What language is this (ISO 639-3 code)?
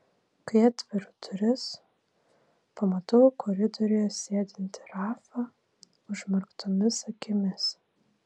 lit